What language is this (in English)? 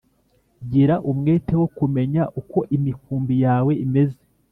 Kinyarwanda